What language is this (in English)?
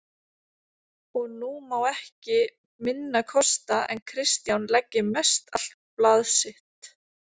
Icelandic